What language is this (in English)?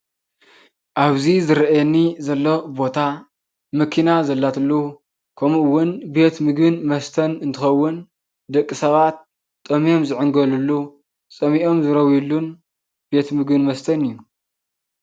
Tigrinya